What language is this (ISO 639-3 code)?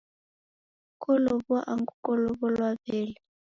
dav